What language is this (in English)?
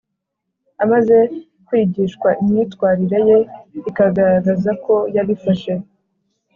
Kinyarwanda